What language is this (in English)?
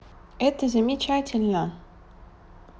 Russian